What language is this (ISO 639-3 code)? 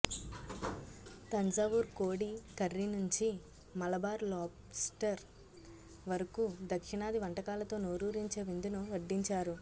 tel